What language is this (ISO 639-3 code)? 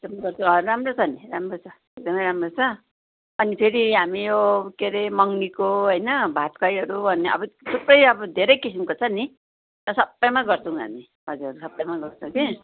nep